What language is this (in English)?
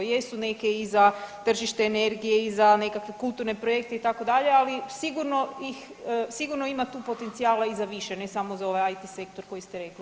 Croatian